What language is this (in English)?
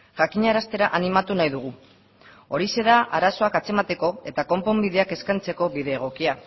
Basque